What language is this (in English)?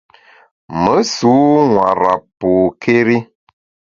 Bamun